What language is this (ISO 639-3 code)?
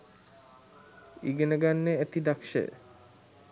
sin